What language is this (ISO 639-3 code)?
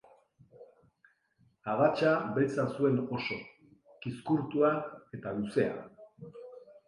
eus